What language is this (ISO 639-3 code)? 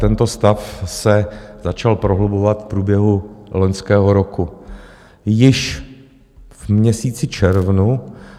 ces